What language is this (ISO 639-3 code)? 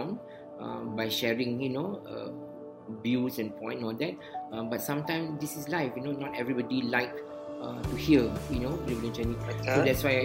msa